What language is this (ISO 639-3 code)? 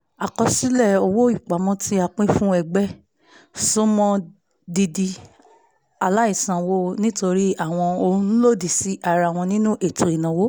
yor